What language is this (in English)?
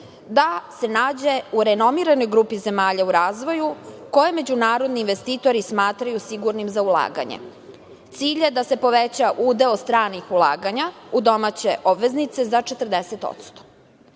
Serbian